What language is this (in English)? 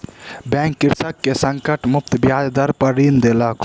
Maithili